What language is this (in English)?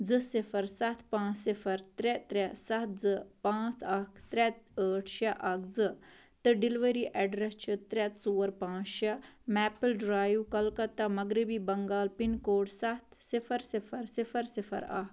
Kashmiri